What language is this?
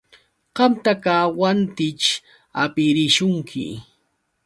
Yauyos Quechua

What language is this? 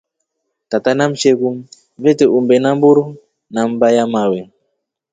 Rombo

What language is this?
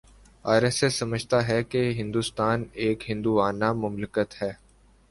Urdu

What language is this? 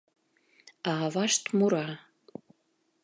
Mari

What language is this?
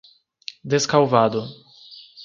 Portuguese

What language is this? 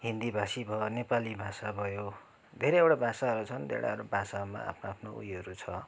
Nepali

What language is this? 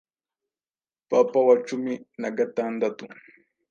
Kinyarwanda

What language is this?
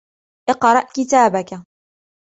Arabic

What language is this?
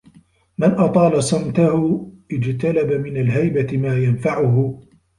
Arabic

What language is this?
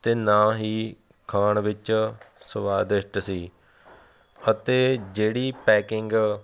Punjabi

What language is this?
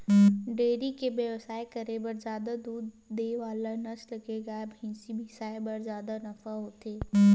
Chhattisgarhi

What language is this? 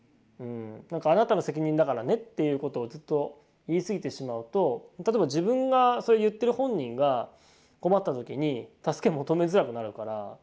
Japanese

